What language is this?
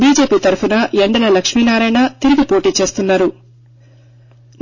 Telugu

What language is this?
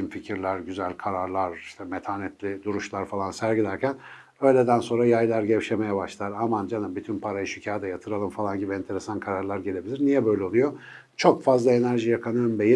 Turkish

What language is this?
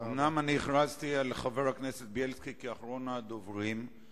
Hebrew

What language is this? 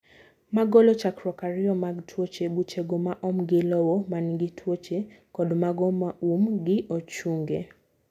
Luo (Kenya and Tanzania)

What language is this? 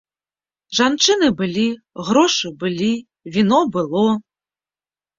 Belarusian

